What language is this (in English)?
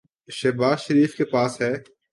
Urdu